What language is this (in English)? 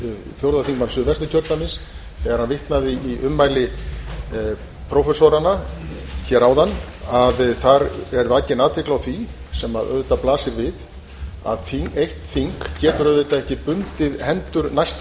Icelandic